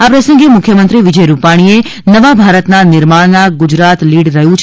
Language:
Gujarati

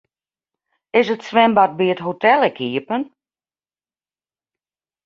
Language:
Western Frisian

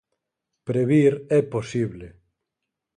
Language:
Galician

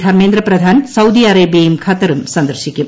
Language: Malayalam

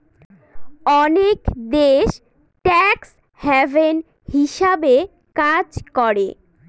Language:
Bangla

